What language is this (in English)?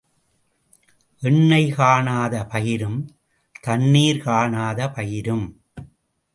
Tamil